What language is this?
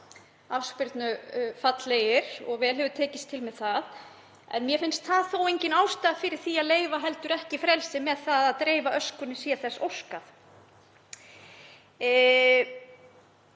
Icelandic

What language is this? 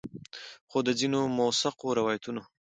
Pashto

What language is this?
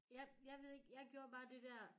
Danish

